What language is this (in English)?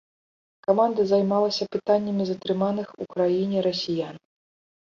Belarusian